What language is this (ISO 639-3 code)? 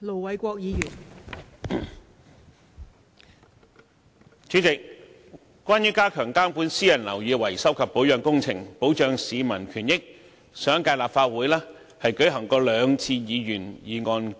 yue